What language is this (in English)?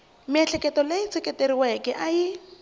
Tsonga